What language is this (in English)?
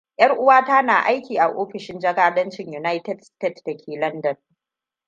Hausa